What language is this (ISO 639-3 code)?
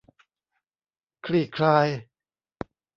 tha